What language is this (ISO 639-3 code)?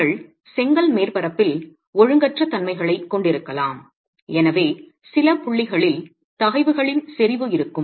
tam